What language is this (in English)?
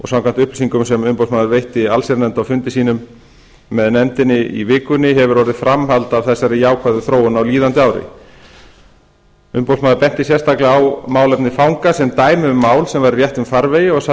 Icelandic